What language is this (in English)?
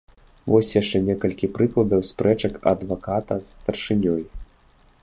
Belarusian